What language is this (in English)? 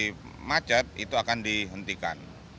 Indonesian